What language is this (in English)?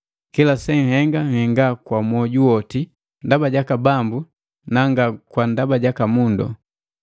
Matengo